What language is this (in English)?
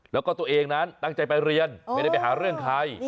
Thai